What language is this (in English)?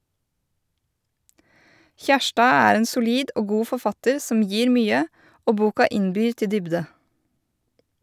Norwegian